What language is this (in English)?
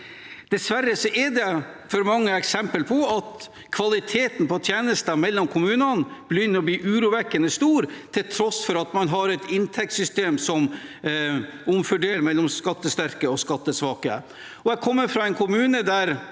Norwegian